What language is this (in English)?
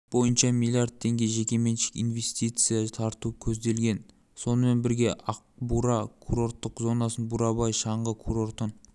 Kazakh